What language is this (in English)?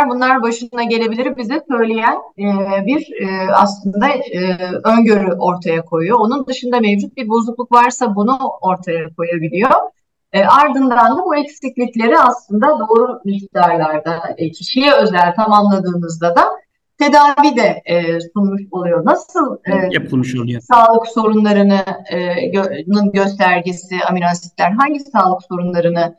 Turkish